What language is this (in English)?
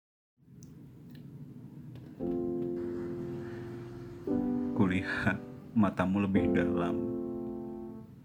Indonesian